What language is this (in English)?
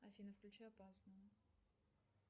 Russian